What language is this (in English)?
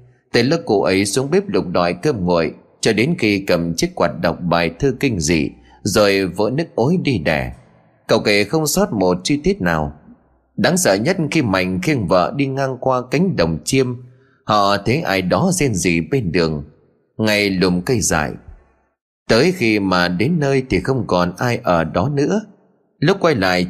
Vietnamese